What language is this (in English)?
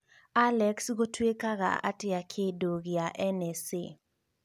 Kikuyu